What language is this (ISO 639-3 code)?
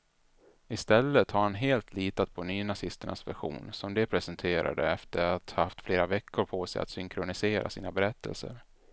swe